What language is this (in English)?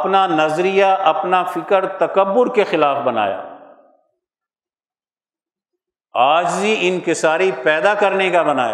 Urdu